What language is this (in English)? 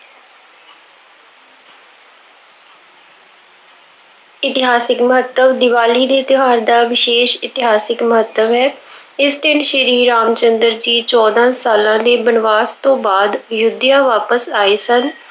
Punjabi